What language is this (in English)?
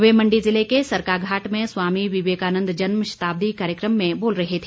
Hindi